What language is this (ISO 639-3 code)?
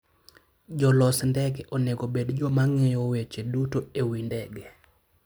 luo